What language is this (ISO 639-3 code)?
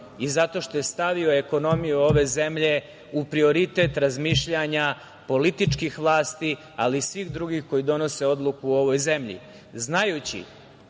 srp